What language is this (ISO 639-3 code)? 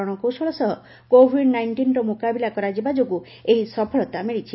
ori